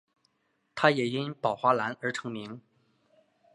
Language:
Chinese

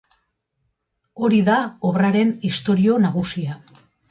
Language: Basque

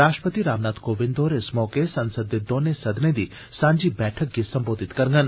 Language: Dogri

